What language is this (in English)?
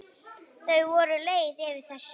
Icelandic